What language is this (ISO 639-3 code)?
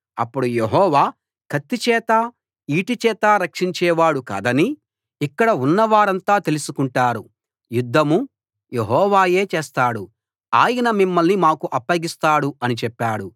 tel